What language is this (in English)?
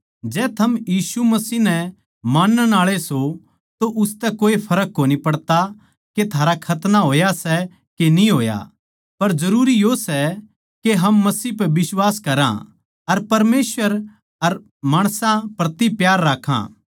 Haryanvi